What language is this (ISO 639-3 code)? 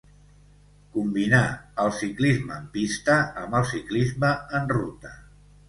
cat